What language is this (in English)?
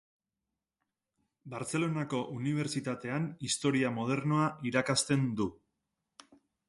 Basque